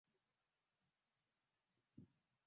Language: Swahili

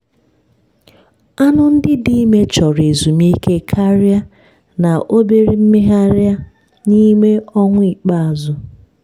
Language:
Igbo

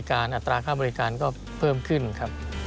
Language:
Thai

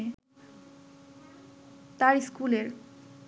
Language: Bangla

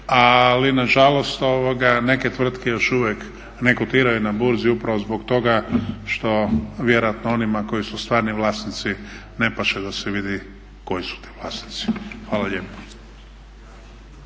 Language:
Croatian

